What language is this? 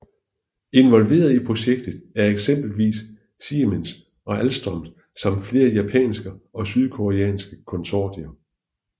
Danish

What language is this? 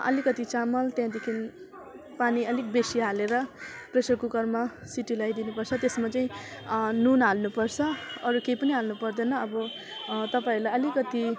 Nepali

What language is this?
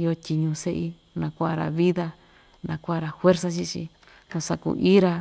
Ixtayutla Mixtec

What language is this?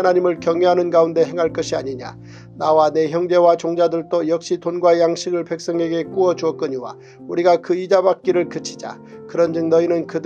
Korean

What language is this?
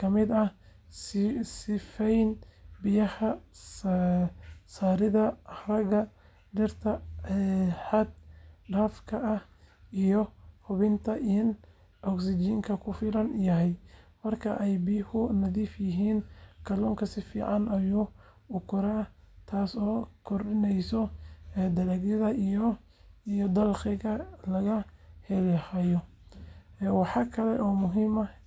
Somali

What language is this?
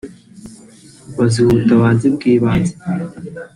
Kinyarwanda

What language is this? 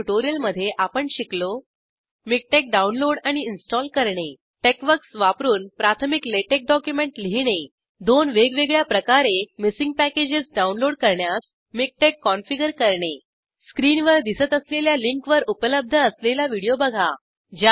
Marathi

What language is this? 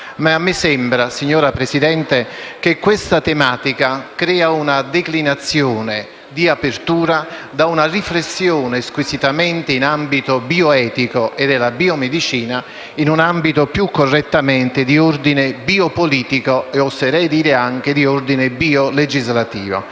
Italian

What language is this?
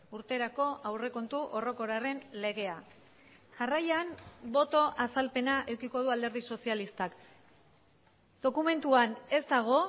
Basque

